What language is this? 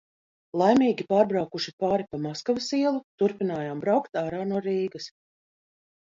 Latvian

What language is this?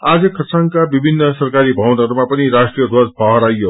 Nepali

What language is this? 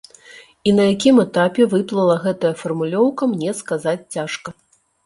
Belarusian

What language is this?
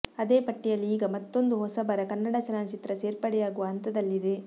Kannada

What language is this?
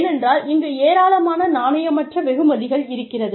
Tamil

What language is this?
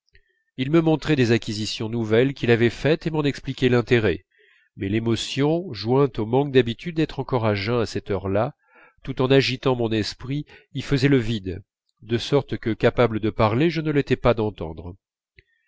French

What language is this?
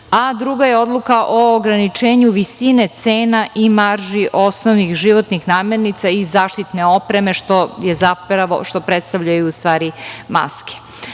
Serbian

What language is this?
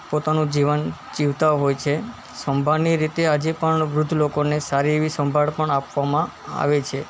Gujarati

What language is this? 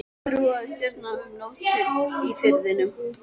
Icelandic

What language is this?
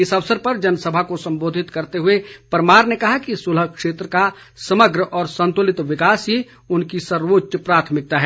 Hindi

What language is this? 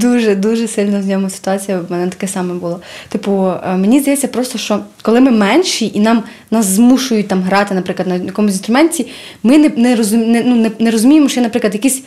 Ukrainian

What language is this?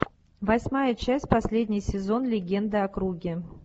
Russian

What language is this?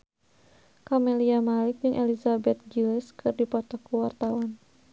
Sundanese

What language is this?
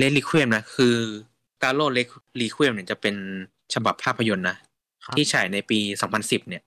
Thai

